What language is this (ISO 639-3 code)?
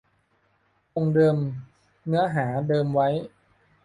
tha